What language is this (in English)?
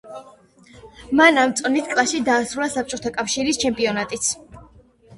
Georgian